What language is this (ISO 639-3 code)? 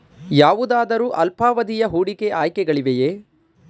kan